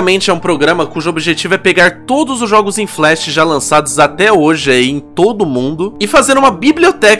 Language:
Portuguese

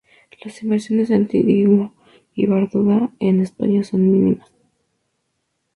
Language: Spanish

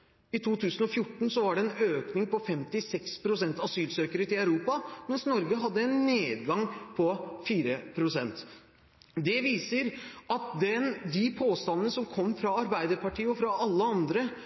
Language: Norwegian Bokmål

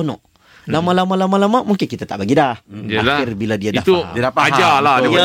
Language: Malay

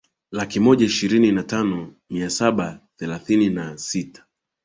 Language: Swahili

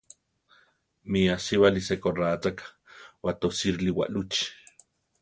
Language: Central Tarahumara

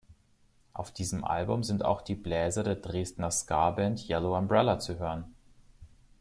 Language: German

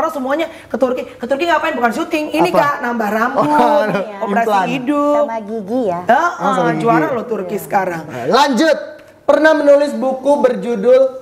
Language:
Indonesian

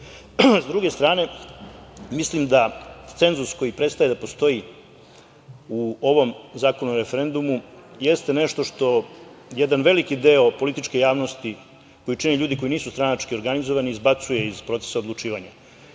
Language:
Serbian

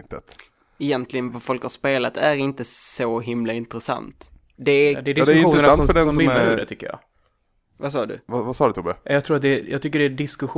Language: Swedish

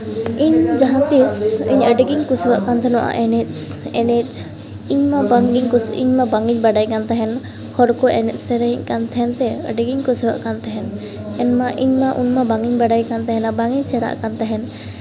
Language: Santali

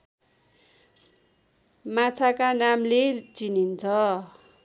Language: Nepali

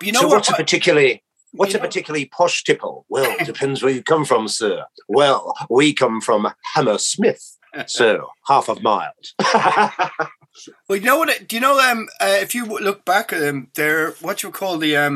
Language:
English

